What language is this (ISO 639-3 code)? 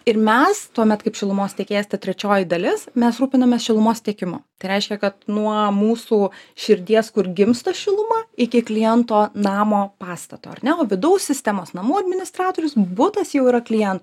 lit